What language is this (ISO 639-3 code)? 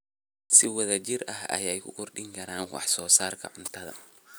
som